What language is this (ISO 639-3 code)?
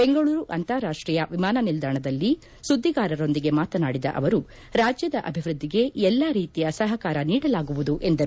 kan